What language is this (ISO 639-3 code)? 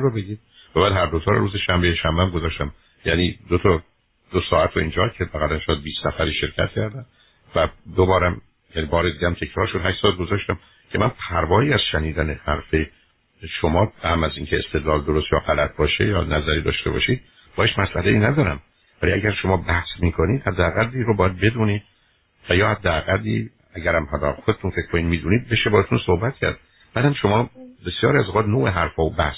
fas